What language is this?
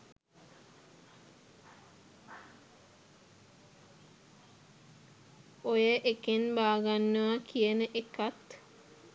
Sinhala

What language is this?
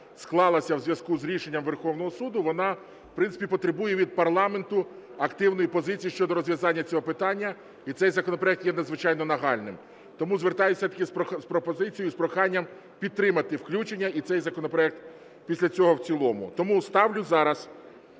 Ukrainian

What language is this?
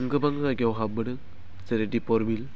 Bodo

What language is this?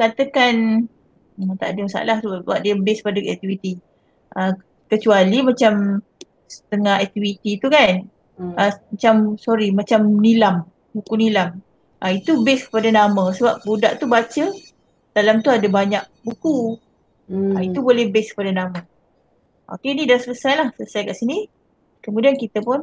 Malay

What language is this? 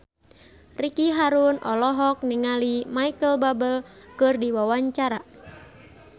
Sundanese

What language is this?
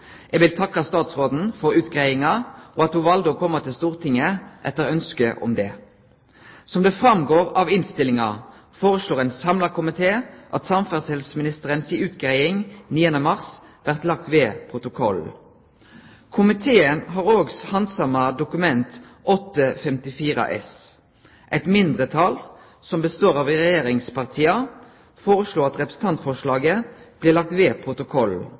Norwegian Nynorsk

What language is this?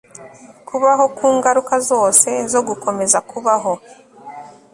Kinyarwanda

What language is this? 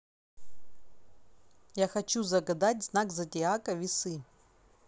Russian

